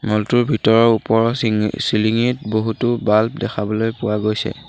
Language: Assamese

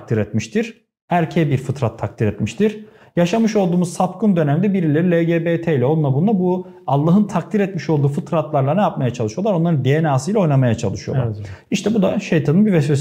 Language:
Turkish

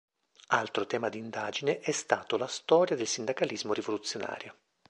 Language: Italian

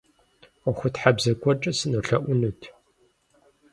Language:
Kabardian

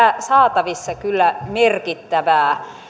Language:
Finnish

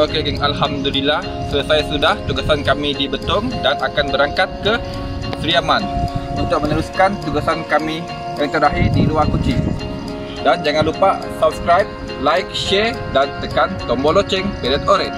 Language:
Malay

